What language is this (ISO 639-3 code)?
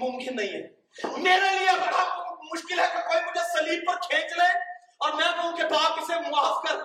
urd